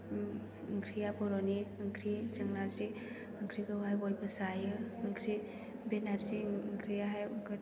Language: Bodo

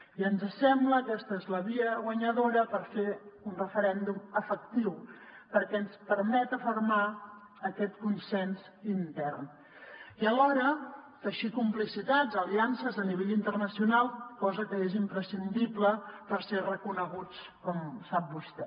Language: Catalan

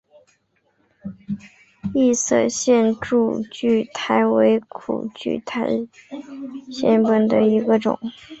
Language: Chinese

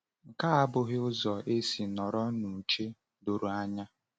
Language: Igbo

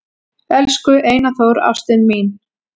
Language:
Icelandic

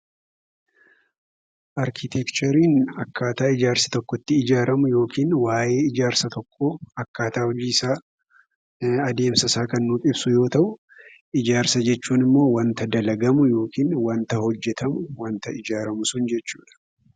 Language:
Oromo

